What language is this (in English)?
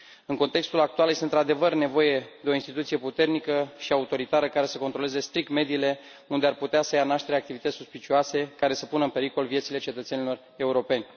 Romanian